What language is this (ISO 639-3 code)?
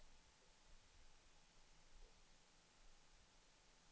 swe